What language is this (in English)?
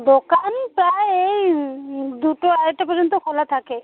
Bangla